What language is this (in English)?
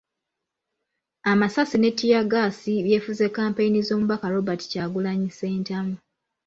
Ganda